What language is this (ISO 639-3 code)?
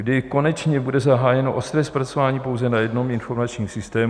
ces